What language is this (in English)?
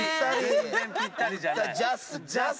Japanese